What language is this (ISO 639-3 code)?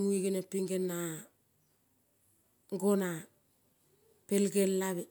kol